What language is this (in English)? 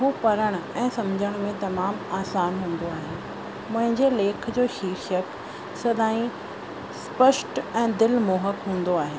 Sindhi